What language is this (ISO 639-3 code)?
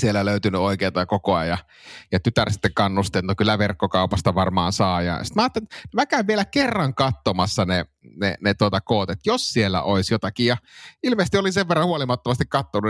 fin